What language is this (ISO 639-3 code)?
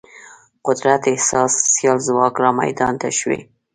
pus